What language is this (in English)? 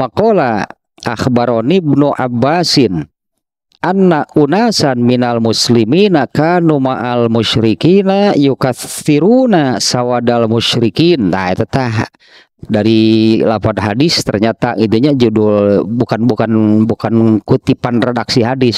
Indonesian